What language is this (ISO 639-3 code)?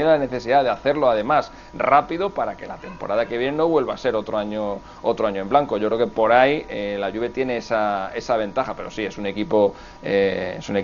spa